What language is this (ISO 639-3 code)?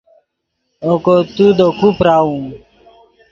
ydg